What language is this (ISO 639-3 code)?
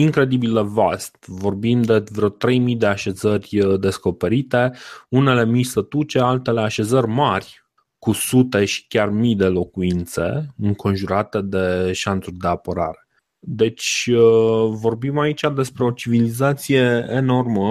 ron